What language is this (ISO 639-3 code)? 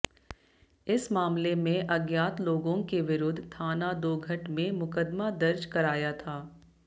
hin